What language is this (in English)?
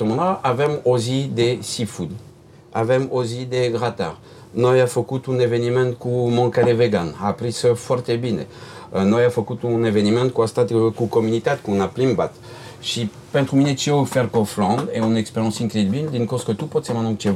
Romanian